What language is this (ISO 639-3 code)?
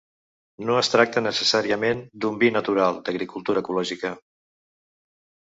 cat